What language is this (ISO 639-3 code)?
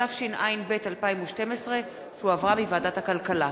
heb